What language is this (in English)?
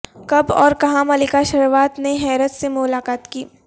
Urdu